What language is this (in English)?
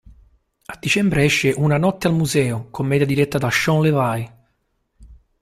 Italian